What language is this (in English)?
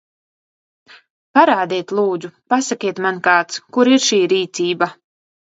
Latvian